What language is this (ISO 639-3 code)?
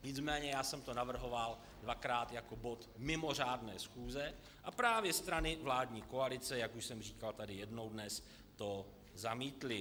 ces